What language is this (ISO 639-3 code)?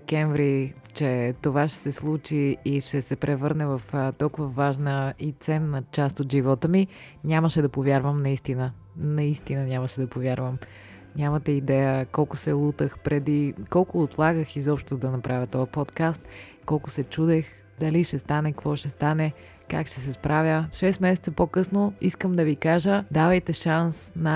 bul